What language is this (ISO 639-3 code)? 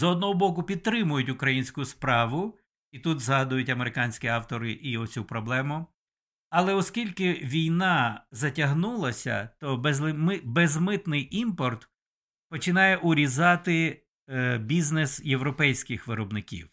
ukr